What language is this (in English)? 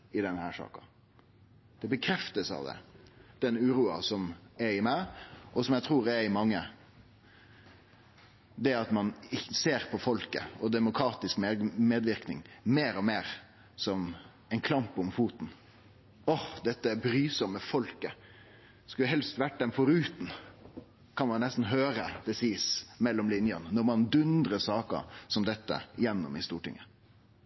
Norwegian Nynorsk